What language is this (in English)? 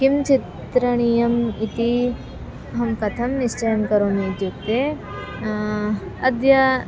Sanskrit